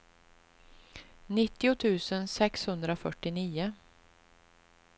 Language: Swedish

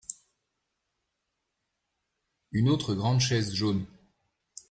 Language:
French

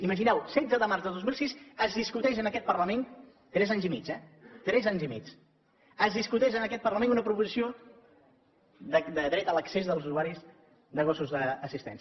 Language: Catalan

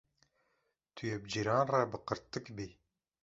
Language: Kurdish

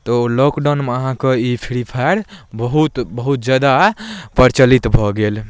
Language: Maithili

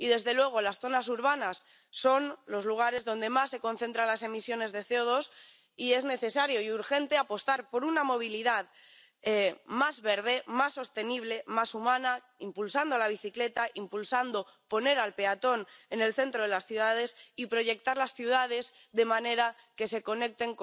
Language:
Spanish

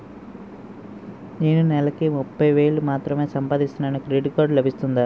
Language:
Telugu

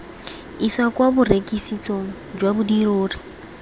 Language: Tswana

